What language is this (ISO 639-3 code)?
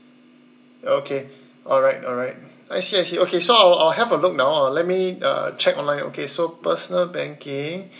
eng